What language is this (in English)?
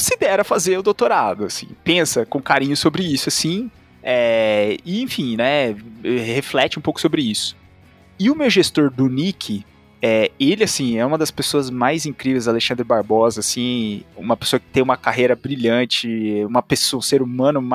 Portuguese